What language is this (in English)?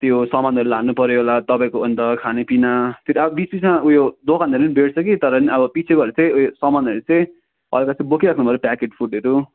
Nepali